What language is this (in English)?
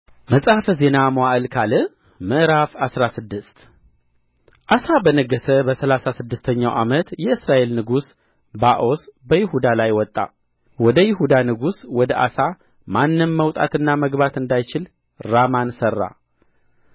Amharic